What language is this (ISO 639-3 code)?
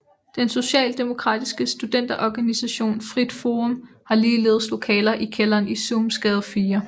dan